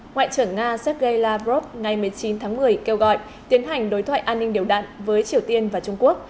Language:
Vietnamese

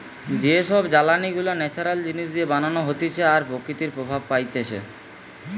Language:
Bangla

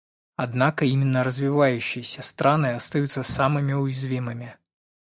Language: Russian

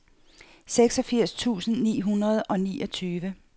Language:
Danish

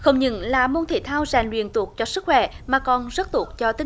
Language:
Vietnamese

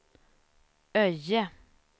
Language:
Swedish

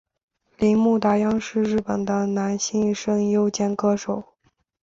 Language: Chinese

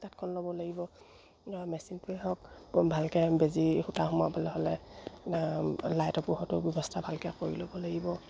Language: Assamese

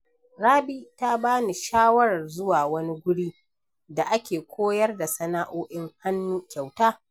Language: Hausa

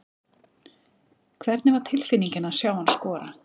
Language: Icelandic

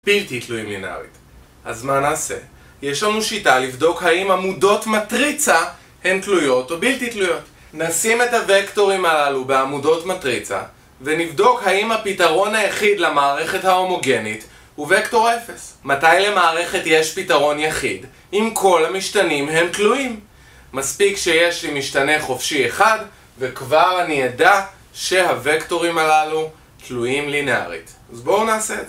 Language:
Hebrew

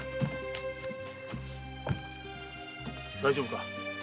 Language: Japanese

